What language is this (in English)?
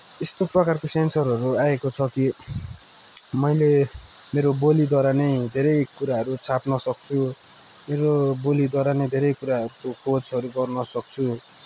Nepali